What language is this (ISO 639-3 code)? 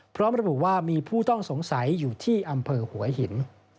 tha